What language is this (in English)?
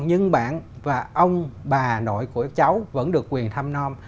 Vietnamese